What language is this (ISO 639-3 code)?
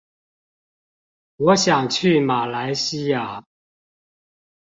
zho